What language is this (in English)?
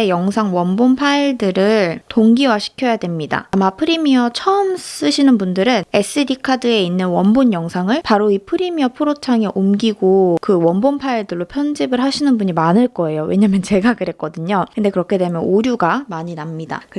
Korean